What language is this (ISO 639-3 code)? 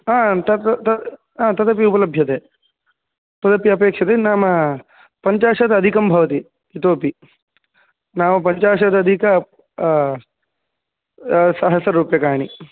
san